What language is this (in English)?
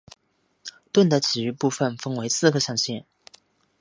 Chinese